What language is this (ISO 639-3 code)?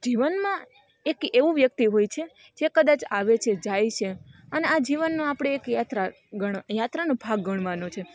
guj